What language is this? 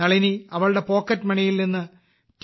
Malayalam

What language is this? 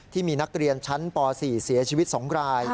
Thai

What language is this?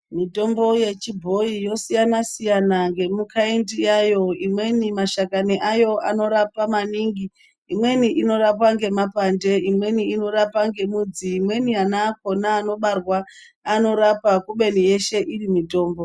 Ndau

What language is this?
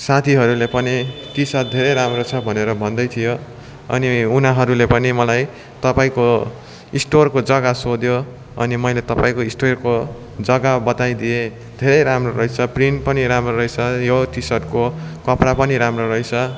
Nepali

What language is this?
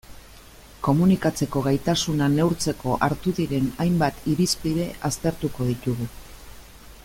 Basque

